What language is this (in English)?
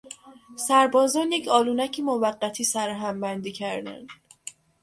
Persian